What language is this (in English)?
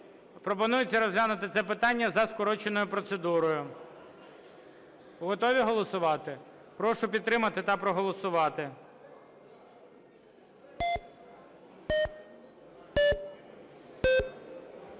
Ukrainian